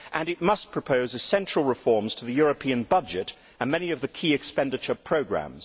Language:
English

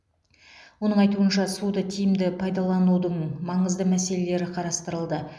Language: Kazakh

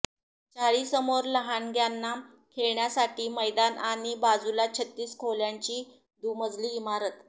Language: Marathi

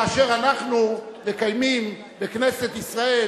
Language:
Hebrew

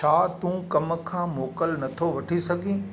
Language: Sindhi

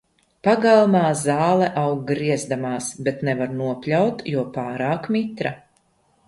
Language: Latvian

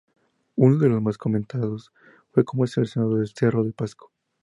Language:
Spanish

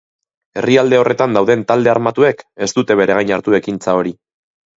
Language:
Basque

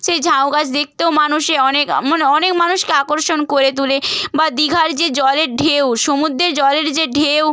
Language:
Bangla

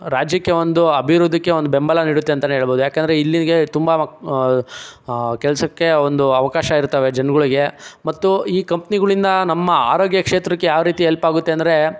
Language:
Kannada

